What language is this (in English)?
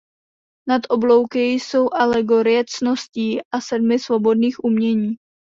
Czech